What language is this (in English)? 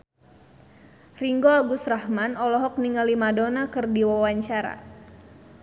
Sundanese